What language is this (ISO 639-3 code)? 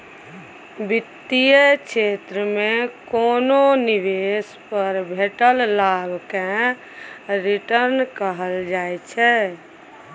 mai